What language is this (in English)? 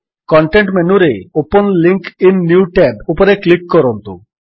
Odia